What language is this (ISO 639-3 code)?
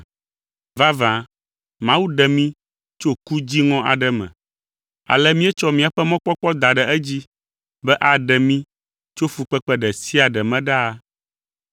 ewe